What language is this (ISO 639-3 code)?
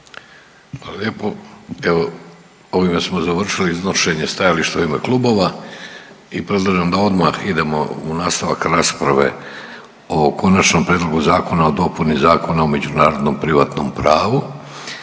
hrv